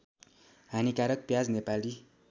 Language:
Nepali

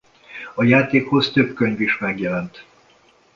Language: Hungarian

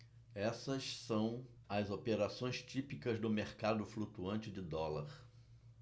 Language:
Portuguese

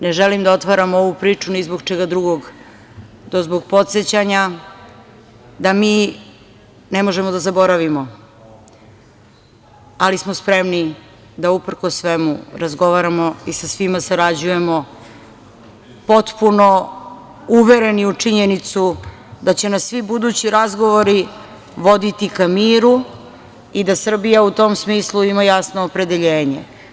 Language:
Serbian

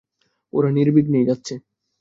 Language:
Bangla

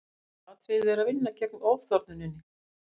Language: Icelandic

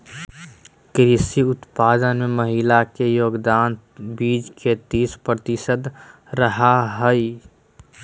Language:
Magahi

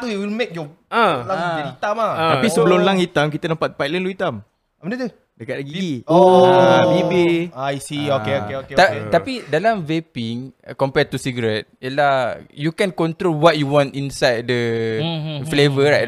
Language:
Malay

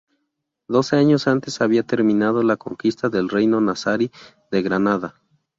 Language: Spanish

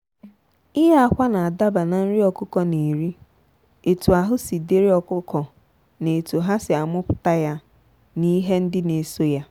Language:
Igbo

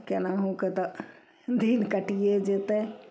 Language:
Maithili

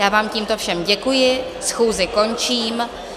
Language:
Czech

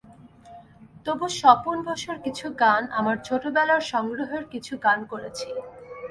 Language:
Bangla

